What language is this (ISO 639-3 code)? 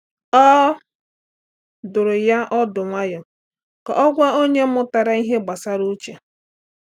ibo